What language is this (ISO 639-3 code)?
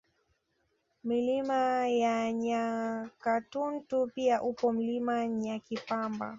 swa